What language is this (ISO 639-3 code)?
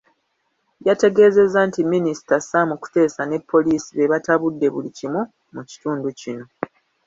lug